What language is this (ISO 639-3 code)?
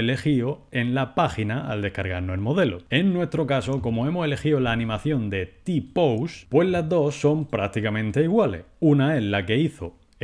spa